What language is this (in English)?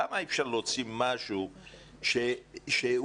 Hebrew